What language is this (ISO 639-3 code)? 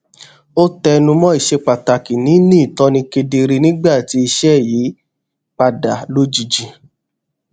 yor